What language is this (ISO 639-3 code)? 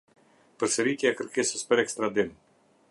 sqi